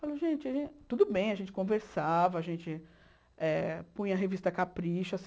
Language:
Portuguese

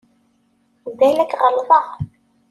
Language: Kabyle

